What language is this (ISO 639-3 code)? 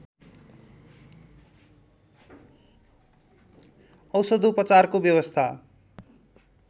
nep